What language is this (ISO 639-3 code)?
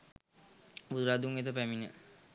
sin